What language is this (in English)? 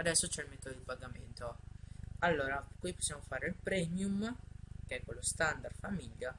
Italian